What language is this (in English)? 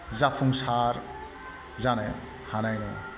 Bodo